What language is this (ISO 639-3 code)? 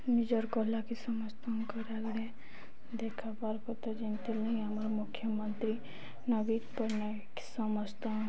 ori